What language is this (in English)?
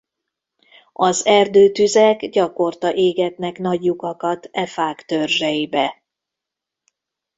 Hungarian